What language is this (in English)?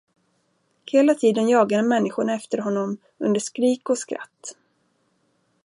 Swedish